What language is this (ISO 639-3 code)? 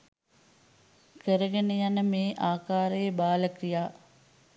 sin